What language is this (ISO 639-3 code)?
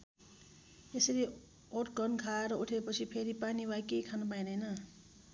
nep